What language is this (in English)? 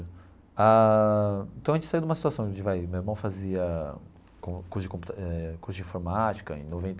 Portuguese